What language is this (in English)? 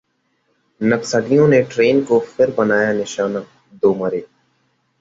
Hindi